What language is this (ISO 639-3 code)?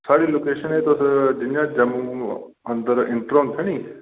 doi